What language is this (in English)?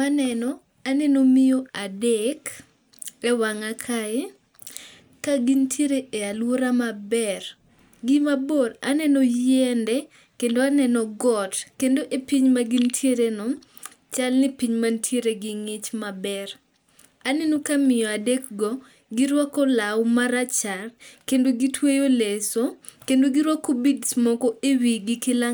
Luo (Kenya and Tanzania)